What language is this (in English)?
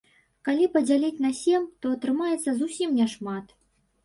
Belarusian